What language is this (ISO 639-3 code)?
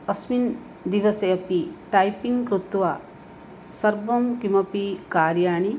san